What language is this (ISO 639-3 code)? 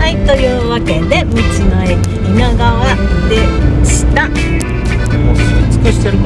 jpn